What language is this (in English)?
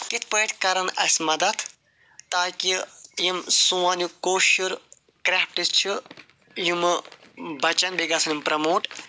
Kashmiri